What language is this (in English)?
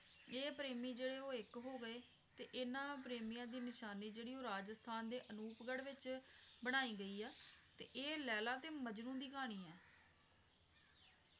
Punjabi